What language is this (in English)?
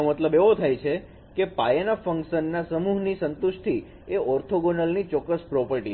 Gujarati